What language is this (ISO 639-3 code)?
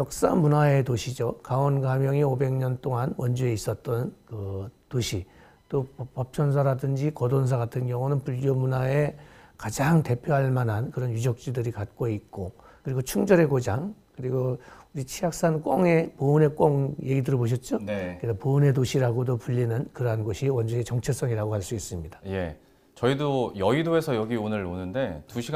kor